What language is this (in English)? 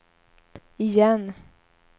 Swedish